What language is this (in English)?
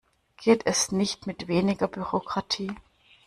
German